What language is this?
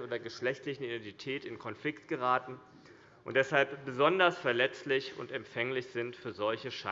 German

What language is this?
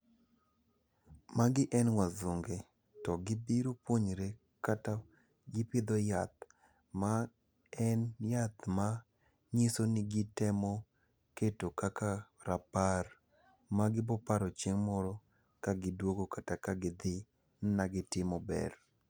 Luo (Kenya and Tanzania)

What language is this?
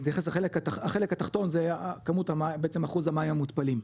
Hebrew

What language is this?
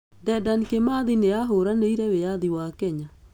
Kikuyu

